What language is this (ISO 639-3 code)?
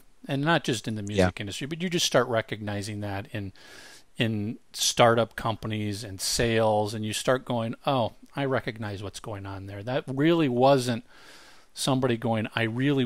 eng